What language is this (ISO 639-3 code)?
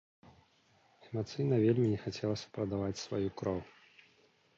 bel